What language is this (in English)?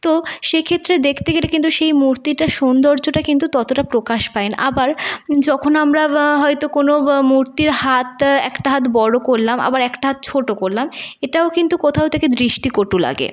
Bangla